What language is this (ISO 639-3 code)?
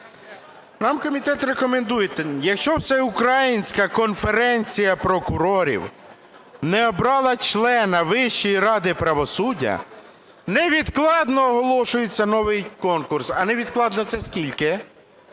ukr